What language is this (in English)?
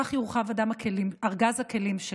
Hebrew